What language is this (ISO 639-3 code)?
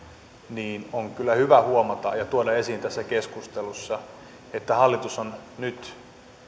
fin